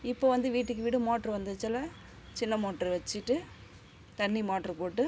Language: Tamil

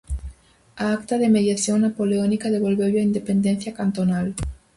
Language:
Galician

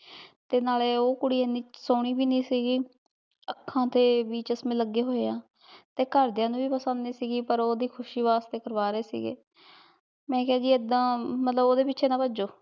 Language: Punjabi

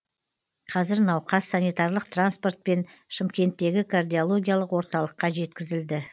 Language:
Kazakh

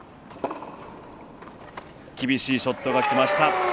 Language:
Japanese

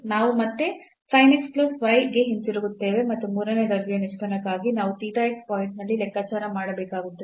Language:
Kannada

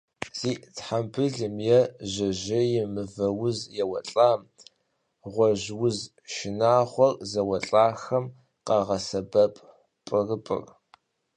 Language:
Kabardian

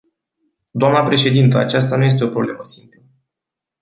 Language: Romanian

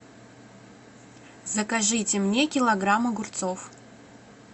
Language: Russian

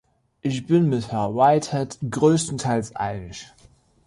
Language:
German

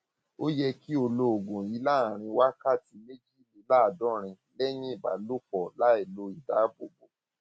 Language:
Yoruba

